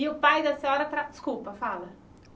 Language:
Portuguese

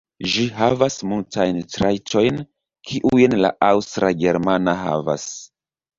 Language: Esperanto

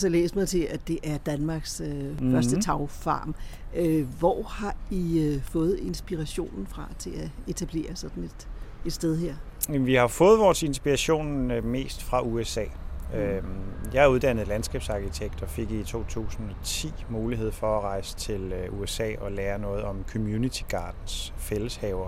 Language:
Danish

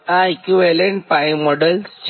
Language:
Gujarati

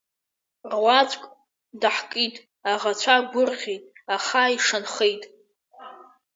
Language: Abkhazian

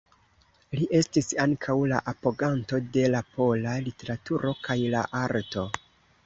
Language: Esperanto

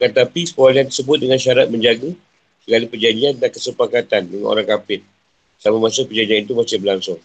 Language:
Malay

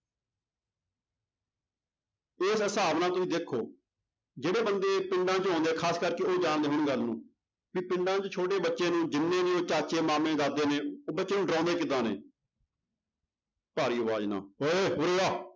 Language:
Punjabi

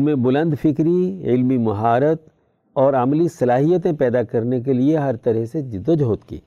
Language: Urdu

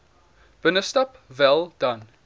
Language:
Afrikaans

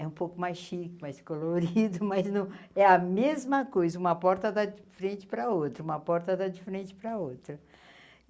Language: Portuguese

